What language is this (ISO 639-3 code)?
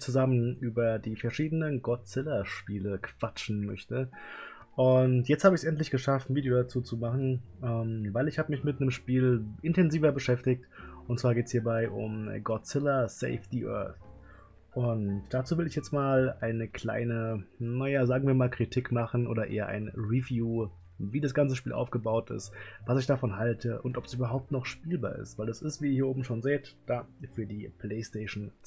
deu